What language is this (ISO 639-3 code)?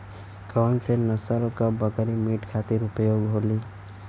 bho